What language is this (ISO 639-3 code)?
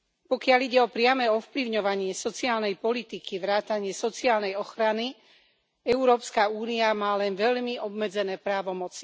slk